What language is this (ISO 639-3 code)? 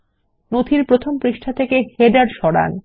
ben